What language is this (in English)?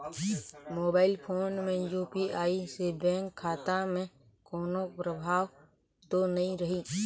Chhattisgarhi